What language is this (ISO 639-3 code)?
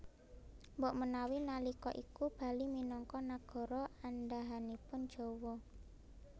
jav